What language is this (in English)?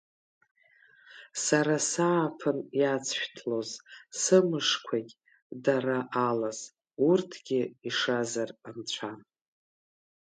Abkhazian